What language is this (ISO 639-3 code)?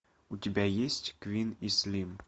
rus